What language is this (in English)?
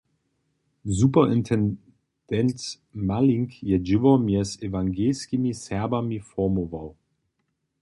Upper Sorbian